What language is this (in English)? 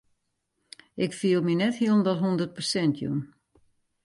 Western Frisian